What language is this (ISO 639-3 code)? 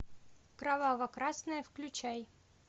rus